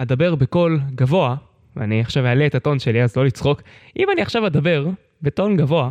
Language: Hebrew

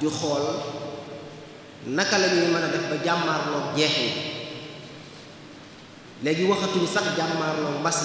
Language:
French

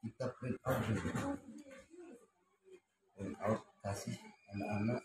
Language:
Indonesian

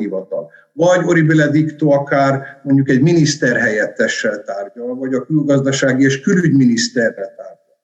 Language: Hungarian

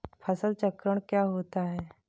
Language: Hindi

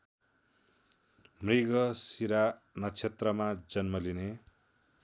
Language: Nepali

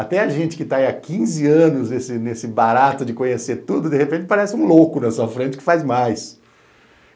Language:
Portuguese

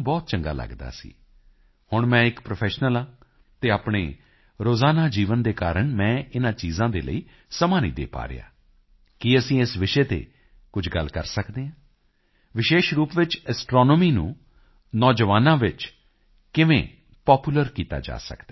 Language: Punjabi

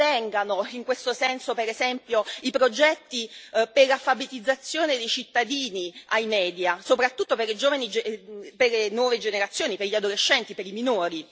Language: Italian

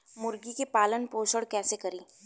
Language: Bhojpuri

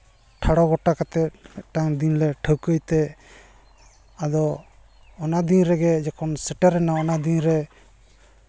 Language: Santali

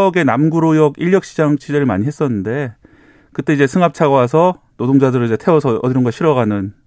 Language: Korean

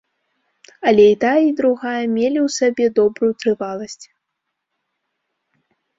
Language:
Belarusian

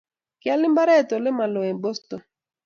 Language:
Kalenjin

